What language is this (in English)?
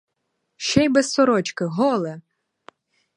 Ukrainian